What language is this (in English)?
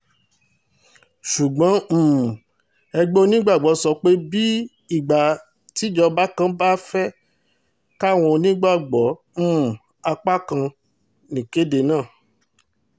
Yoruba